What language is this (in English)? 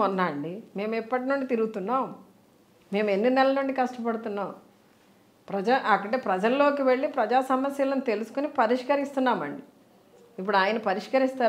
Hindi